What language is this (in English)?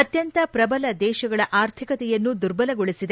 Kannada